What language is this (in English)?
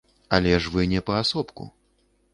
Belarusian